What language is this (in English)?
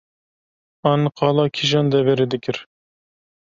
Kurdish